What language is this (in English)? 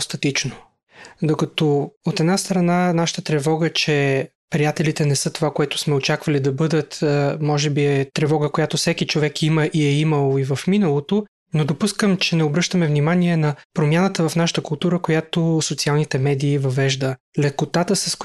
Bulgarian